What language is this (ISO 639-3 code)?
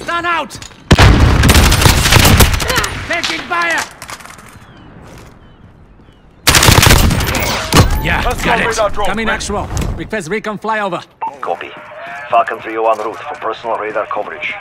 eng